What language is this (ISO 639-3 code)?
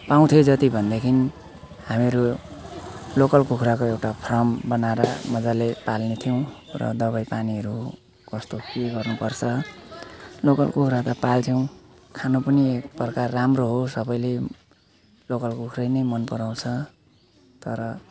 nep